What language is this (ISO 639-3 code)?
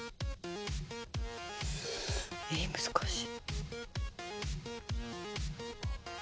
jpn